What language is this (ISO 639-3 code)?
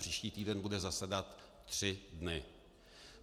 ces